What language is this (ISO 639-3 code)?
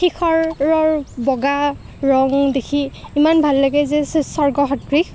asm